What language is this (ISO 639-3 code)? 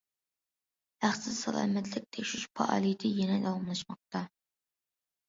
uig